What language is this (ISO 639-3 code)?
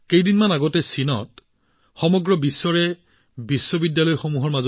asm